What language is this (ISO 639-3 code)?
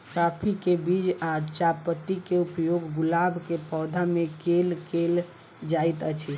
mai